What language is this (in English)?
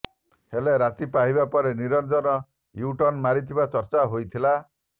Odia